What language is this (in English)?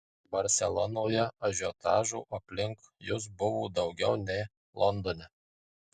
Lithuanian